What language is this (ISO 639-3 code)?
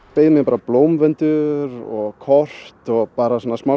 isl